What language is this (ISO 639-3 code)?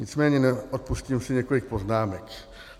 ces